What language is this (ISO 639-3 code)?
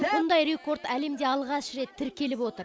kaz